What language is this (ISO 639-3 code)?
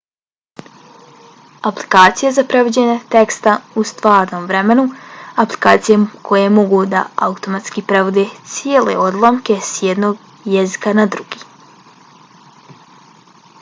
bos